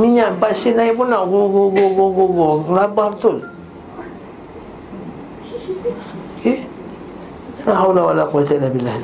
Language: Malay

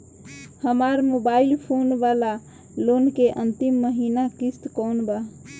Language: Bhojpuri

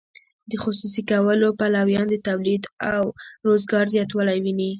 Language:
Pashto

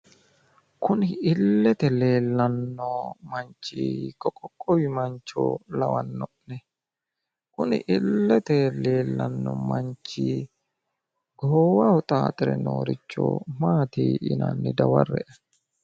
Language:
Sidamo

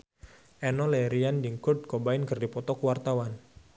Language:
Sundanese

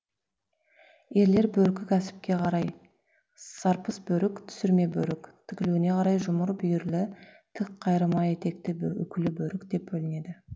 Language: Kazakh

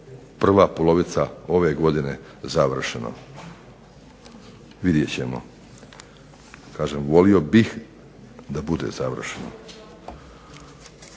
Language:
Croatian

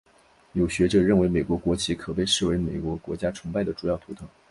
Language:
Chinese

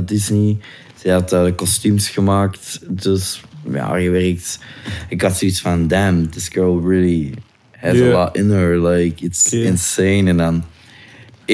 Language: Dutch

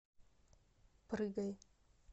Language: Russian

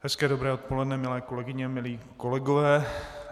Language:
Czech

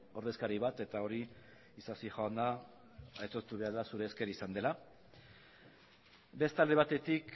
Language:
Basque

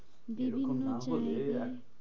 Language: Bangla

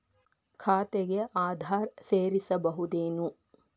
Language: Kannada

